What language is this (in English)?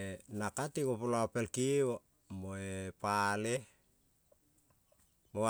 Kol (Papua New Guinea)